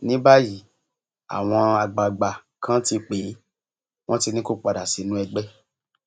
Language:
Yoruba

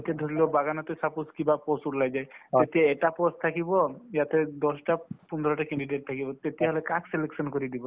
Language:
Assamese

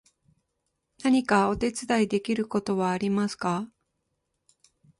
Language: Japanese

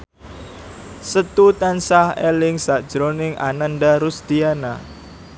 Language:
Javanese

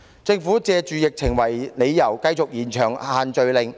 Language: Cantonese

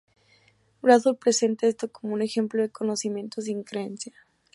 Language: Spanish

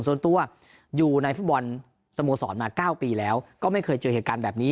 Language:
Thai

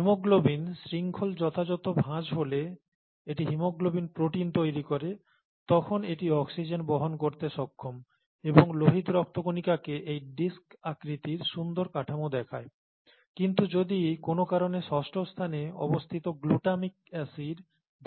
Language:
Bangla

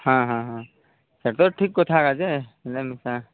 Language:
Odia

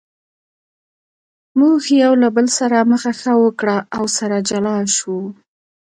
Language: Pashto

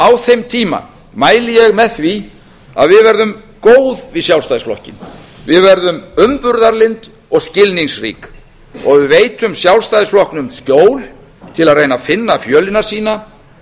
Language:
Icelandic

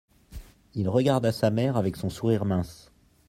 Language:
French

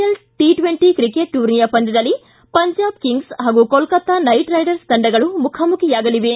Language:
Kannada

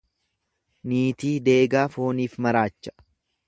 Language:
Oromo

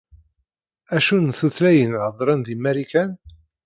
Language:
Kabyle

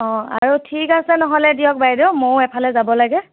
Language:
Assamese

